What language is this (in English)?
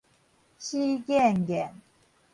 Min Nan Chinese